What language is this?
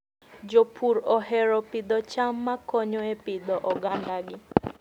Luo (Kenya and Tanzania)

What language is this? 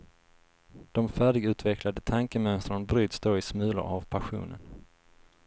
Swedish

